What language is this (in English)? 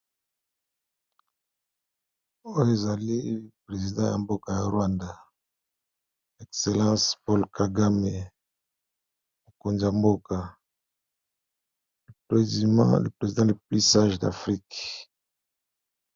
Lingala